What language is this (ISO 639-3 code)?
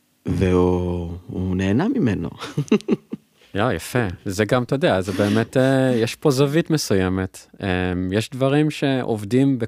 heb